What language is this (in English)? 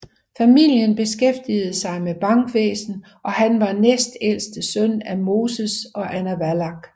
Danish